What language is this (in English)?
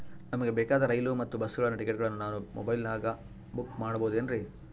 Kannada